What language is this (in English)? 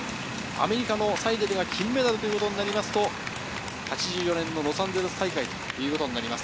Japanese